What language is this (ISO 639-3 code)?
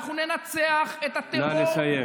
heb